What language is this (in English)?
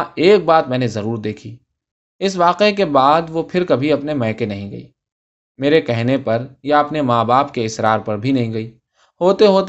Urdu